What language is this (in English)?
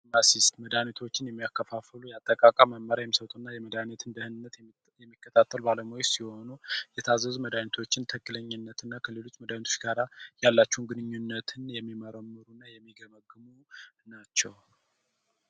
Amharic